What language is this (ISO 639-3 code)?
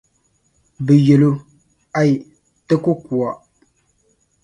dag